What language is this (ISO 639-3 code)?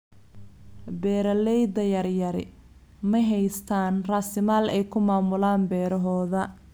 som